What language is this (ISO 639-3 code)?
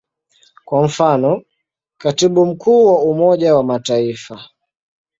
swa